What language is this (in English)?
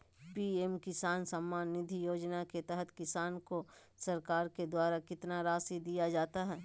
Magahi